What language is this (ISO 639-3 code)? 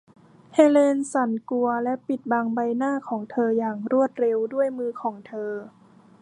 tha